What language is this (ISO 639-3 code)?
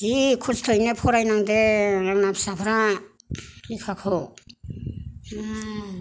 brx